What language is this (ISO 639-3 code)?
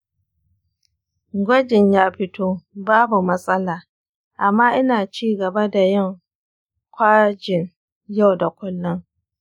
hau